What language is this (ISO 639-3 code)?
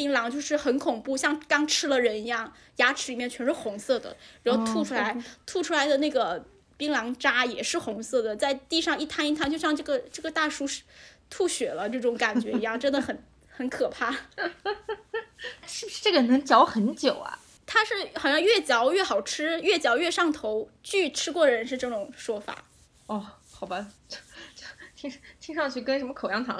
zho